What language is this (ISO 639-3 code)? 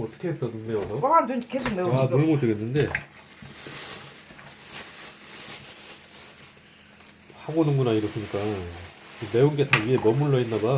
kor